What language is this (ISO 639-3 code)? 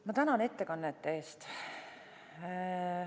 est